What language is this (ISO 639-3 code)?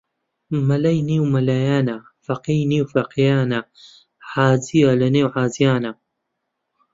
ckb